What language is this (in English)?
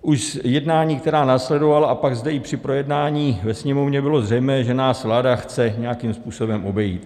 Czech